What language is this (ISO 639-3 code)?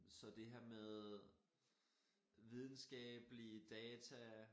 dan